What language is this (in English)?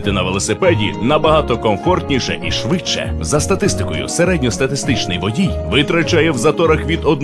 Ukrainian